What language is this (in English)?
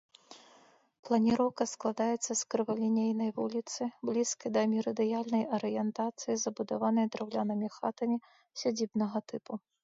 Belarusian